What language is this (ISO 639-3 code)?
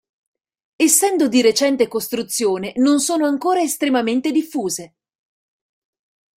ita